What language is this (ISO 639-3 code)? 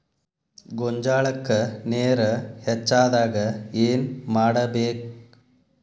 kan